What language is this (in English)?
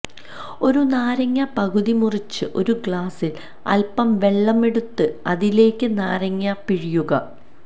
Malayalam